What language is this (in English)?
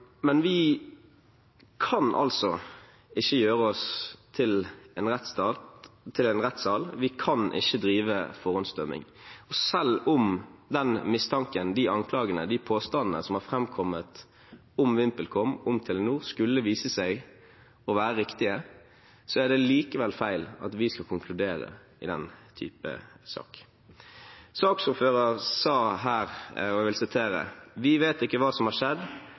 Norwegian Bokmål